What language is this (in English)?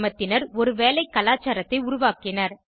Tamil